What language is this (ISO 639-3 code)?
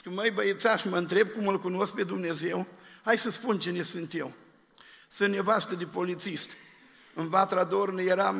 ron